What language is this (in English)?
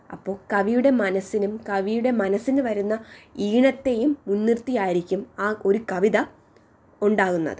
Malayalam